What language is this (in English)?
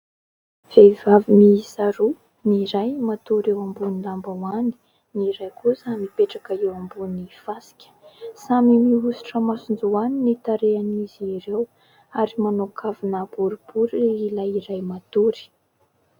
Malagasy